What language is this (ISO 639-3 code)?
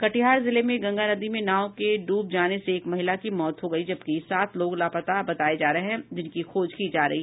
hin